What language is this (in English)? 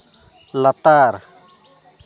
Santali